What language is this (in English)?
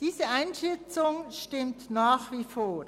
Swiss German